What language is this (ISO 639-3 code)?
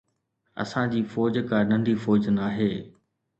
snd